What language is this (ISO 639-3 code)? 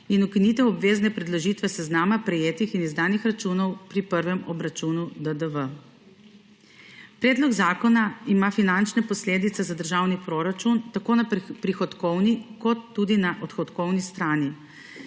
slv